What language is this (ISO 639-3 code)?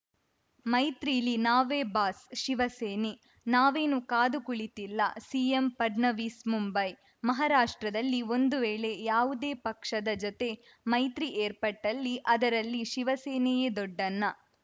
kan